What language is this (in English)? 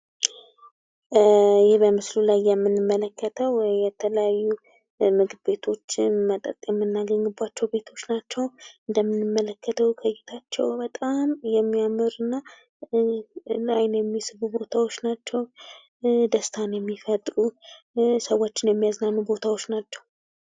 Amharic